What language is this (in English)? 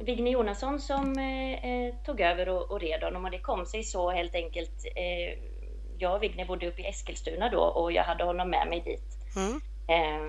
Swedish